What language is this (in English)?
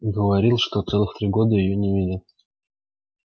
Russian